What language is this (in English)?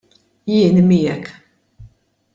Maltese